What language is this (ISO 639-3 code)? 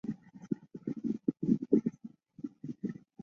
zho